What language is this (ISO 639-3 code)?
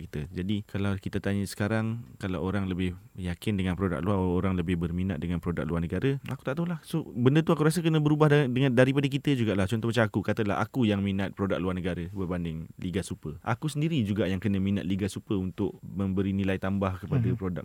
msa